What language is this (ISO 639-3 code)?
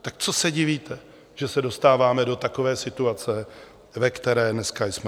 ces